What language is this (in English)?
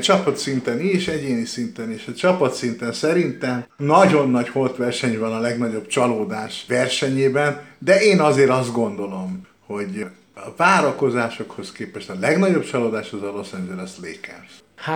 Hungarian